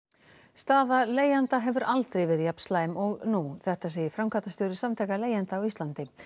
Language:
Icelandic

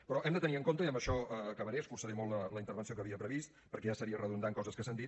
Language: Catalan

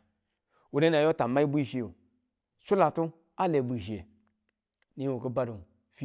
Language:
Tula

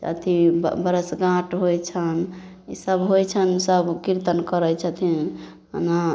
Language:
Maithili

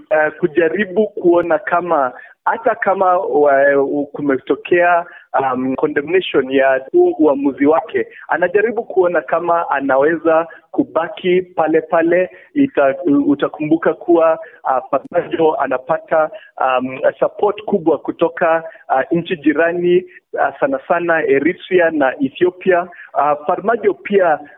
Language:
Swahili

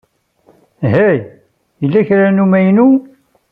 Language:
Kabyle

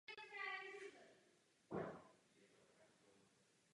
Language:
Czech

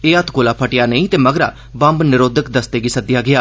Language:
Dogri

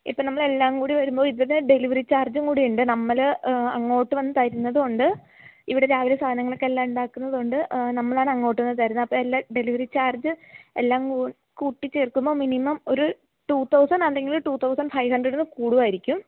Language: Malayalam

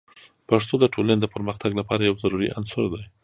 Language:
Pashto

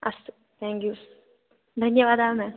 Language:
Sanskrit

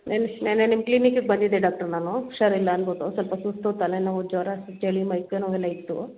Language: Kannada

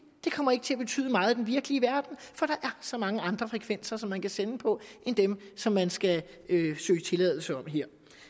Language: Danish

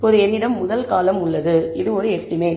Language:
Tamil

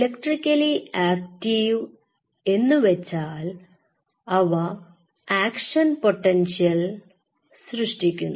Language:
Malayalam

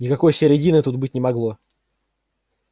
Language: Russian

